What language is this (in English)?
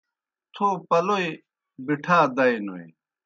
Kohistani Shina